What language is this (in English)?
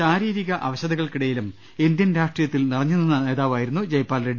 Malayalam